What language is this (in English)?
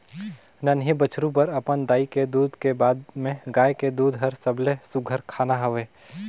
Chhattisgarhi